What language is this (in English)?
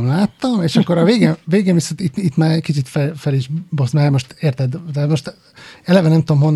Hungarian